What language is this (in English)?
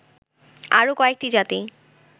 Bangla